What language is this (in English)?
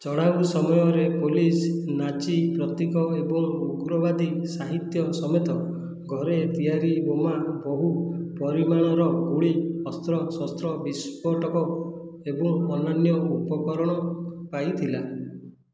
Odia